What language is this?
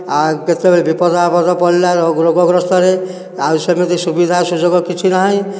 Odia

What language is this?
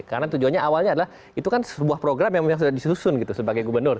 Indonesian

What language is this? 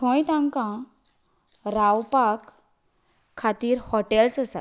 Konkani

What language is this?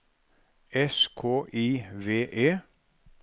Norwegian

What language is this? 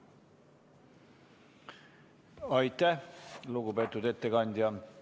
Estonian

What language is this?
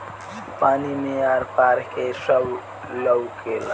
Bhojpuri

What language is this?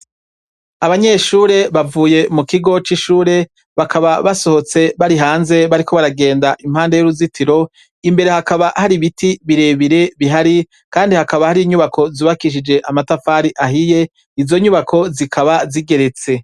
Rundi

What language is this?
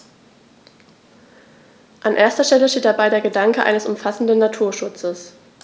German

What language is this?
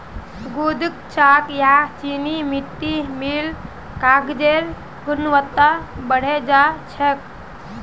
Magahi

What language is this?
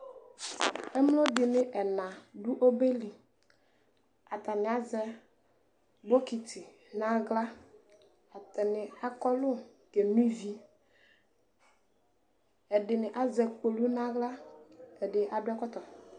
Ikposo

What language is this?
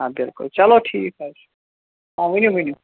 Kashmiri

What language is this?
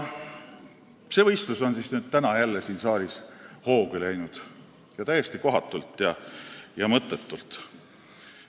Estonian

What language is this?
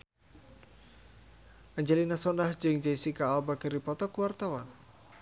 Sundanese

